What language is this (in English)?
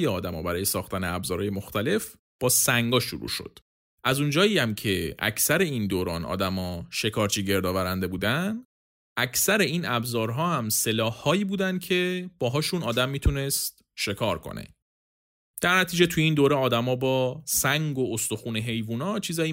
Persian